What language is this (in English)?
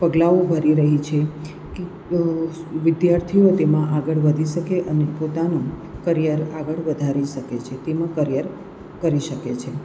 Gujarati